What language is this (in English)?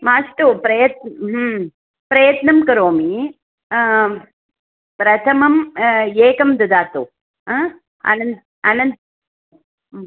Sanskrit